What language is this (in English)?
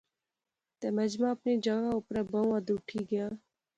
Pahari-Potwari